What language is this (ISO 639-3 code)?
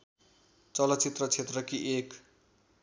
nep